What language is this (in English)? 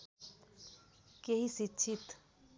Nepali